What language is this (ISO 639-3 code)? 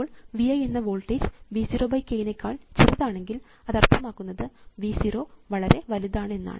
mal